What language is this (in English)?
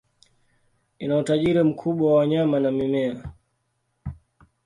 Swahili